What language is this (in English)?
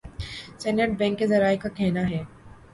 Urdu